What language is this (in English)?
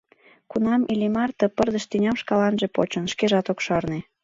Mari